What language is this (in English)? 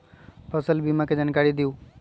Magahi